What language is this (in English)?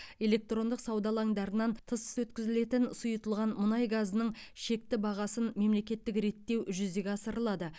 Kazakh